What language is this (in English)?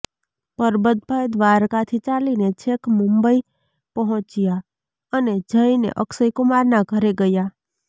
Gujarati